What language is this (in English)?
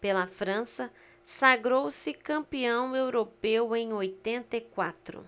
Portuguese